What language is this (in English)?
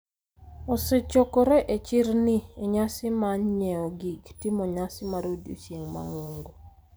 Luo (Kenya and Tanzania)